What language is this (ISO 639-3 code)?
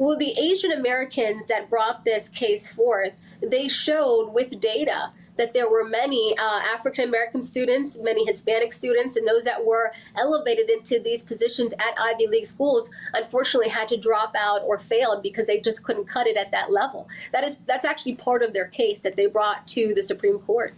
eng